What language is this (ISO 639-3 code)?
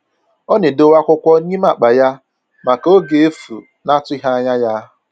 ibo